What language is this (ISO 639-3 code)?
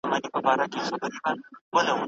pus